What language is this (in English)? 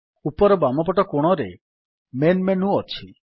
Odia